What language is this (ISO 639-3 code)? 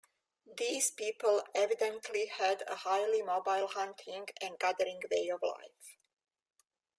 eng